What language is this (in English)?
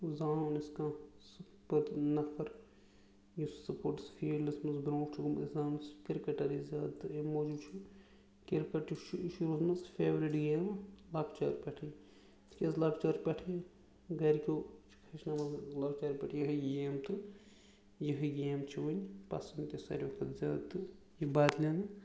Kashmiri